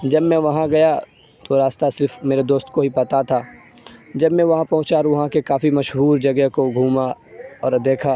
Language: Urdu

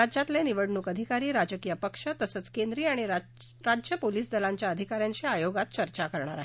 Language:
Marathi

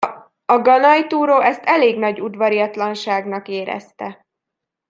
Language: Hungarian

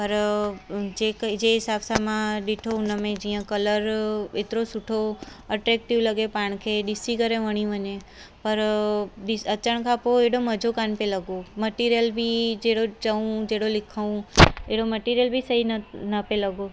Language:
Sindhi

